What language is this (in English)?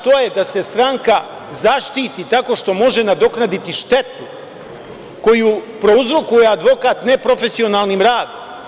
Serbian